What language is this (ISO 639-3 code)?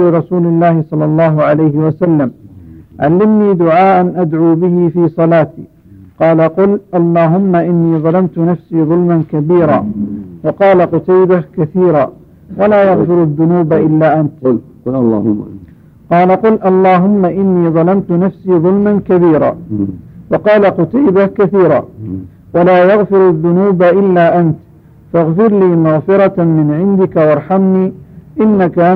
ara